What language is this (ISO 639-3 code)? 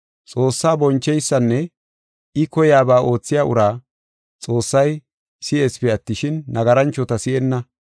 gof